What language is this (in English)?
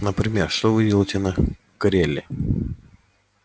Russian